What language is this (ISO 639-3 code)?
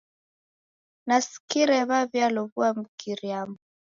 dav